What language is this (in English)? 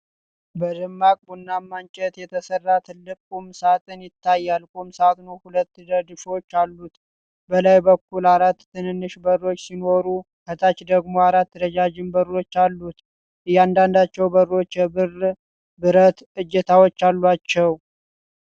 Amharic